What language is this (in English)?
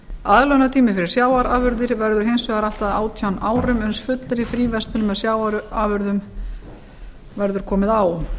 Icelandic